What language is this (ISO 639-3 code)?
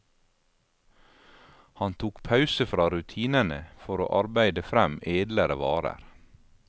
nor